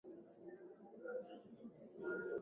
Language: Swahili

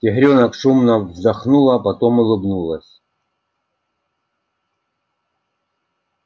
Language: Russian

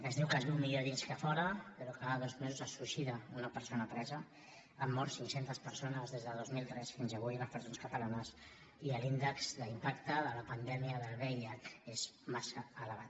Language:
Catalan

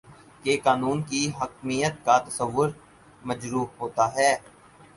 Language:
Urdu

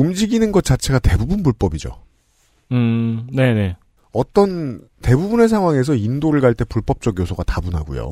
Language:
Korean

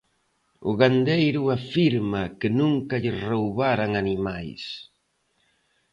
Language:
Galician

